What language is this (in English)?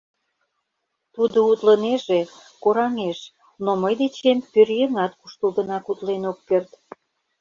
Mari